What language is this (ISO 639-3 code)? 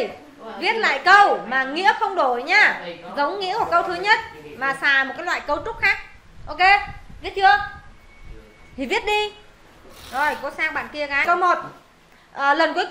vie